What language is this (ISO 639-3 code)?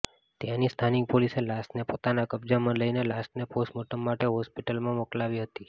guj